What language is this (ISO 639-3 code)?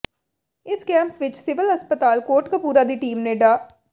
pan